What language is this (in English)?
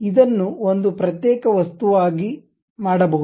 Kannada